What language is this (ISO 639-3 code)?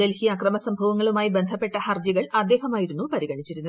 mal